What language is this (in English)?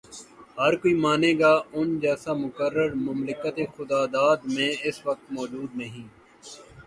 Urdu